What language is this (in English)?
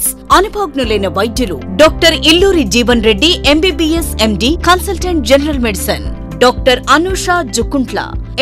Telugu